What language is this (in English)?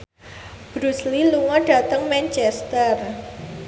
Javanese